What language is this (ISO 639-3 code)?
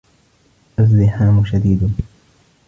ara